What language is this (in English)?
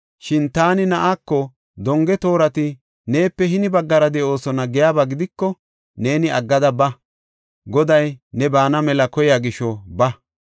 Gofa